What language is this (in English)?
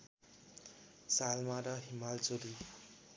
Nepali